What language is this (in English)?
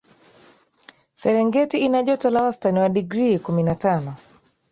Swahili